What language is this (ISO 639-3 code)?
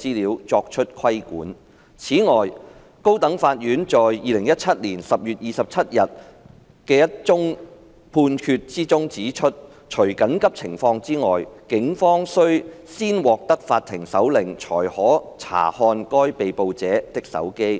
yue